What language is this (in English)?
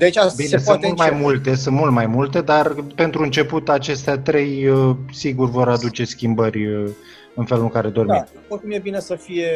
Romanian